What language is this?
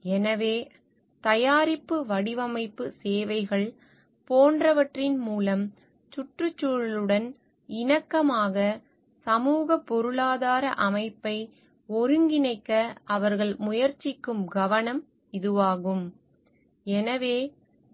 Tamil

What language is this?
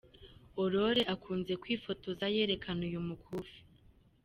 Kinyarwanda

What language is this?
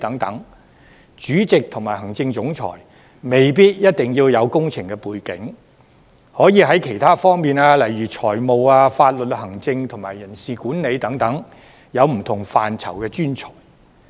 Cantonese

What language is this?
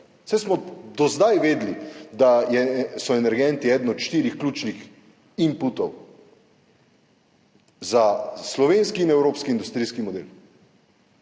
Slovenian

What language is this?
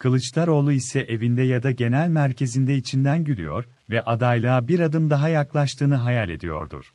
Turkish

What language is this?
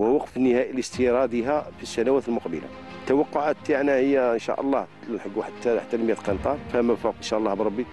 Arabic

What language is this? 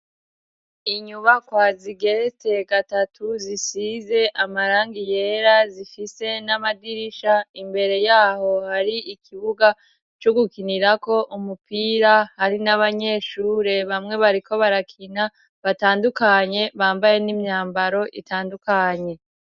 Rundi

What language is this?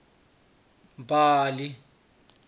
Swati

